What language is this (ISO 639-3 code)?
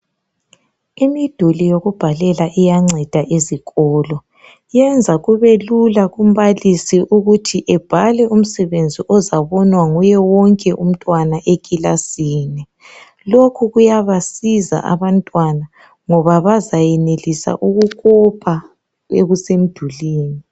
nde